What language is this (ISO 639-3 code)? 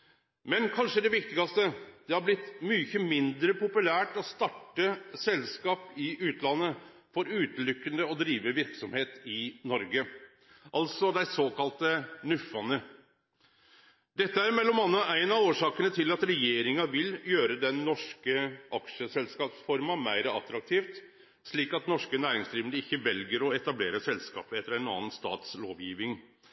nno